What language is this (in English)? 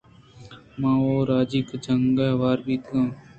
Eastern Balochi